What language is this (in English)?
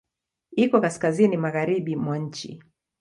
Swahili